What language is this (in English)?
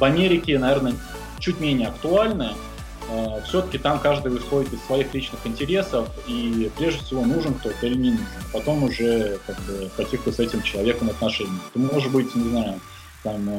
Russian